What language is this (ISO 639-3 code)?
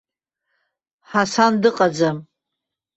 abk